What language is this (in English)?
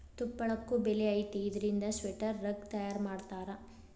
Kannada